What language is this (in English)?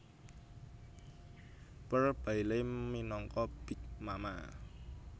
Javanese